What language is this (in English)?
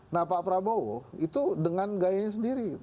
Indonesian